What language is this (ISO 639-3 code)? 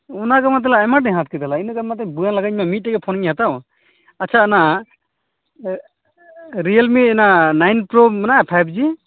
sat